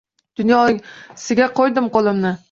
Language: Uzbek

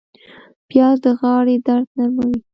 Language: Pashto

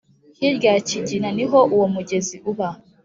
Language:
Kinyarwanda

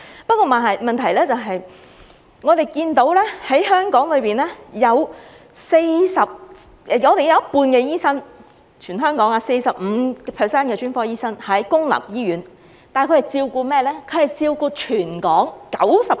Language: Cantonese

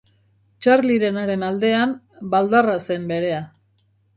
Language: Basque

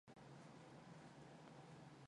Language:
Mongolian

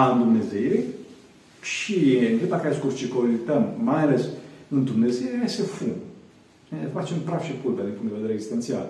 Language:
Romanian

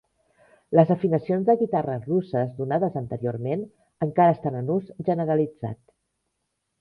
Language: Catalan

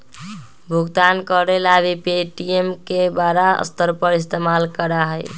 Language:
Magahi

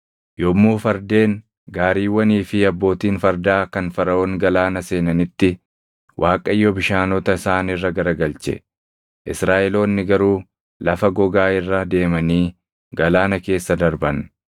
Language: Oromo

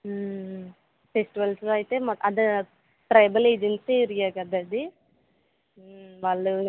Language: Telugu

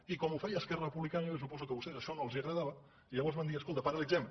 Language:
Catalan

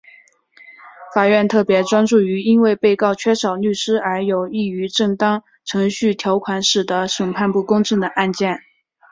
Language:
Chinese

